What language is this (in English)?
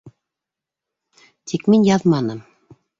Bashkir